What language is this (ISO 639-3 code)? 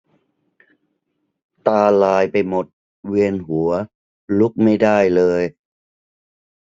tha